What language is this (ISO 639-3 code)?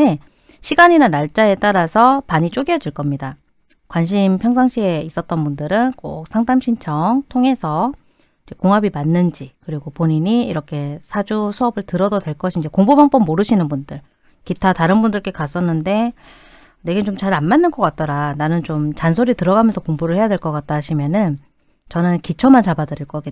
kor